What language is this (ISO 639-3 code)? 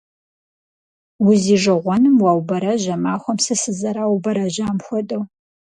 kbd